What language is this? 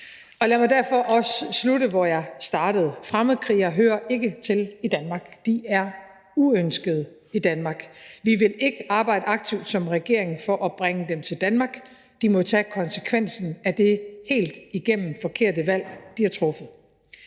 Danish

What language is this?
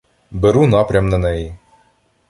Ukrainian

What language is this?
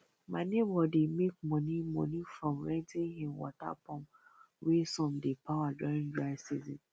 Nigerian Pidgin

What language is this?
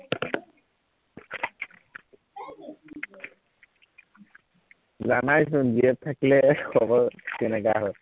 Assamese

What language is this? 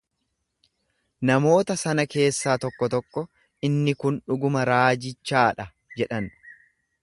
Oromo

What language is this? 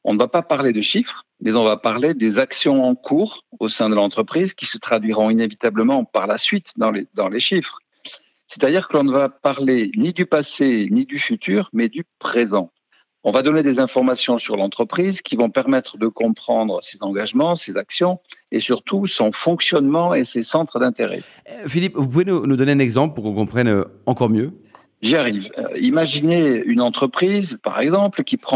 French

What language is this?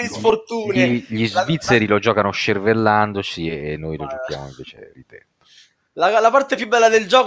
Italian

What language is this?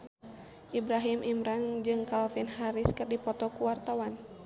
Sundanese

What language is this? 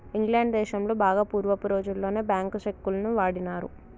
Telugu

